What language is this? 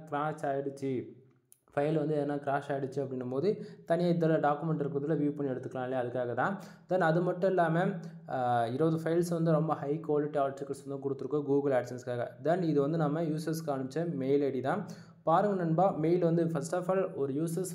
Tamil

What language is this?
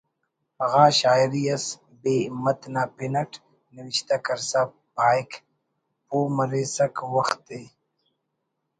Brahui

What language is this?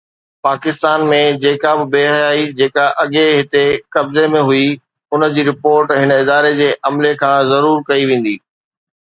Sindhi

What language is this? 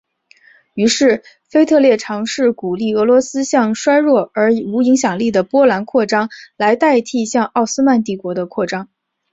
Chinese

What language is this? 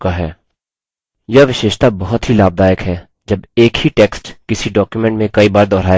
Hindi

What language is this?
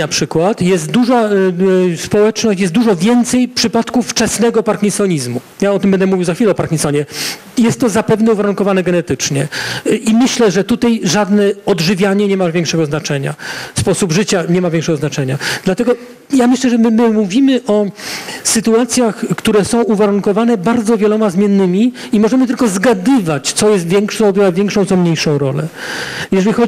Polish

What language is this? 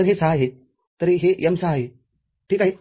Marathi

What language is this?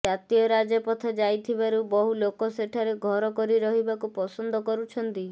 Odia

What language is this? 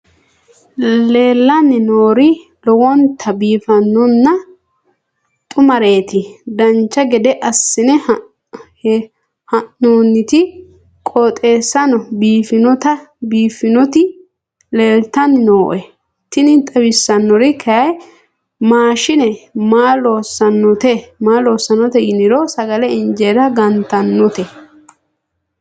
Sidamo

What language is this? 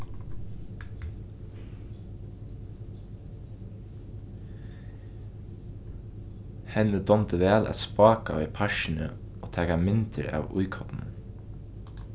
Faroese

